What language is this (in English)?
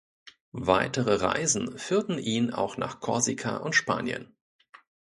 German